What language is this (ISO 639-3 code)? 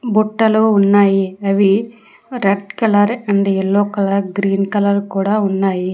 tel